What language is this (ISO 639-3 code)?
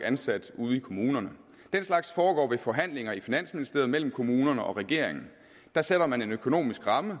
dan